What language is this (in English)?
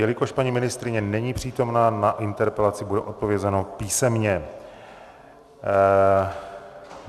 Czech